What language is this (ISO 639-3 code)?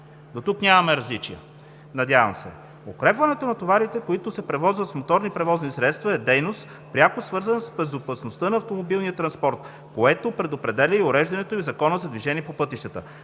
bul